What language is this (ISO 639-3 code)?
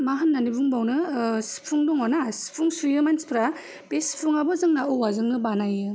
brx